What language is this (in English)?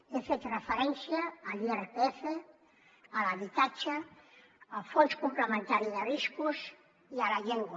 Catalan